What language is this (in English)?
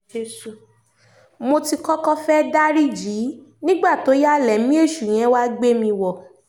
Yoruba